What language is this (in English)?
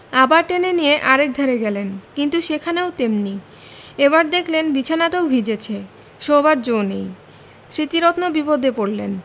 Bangla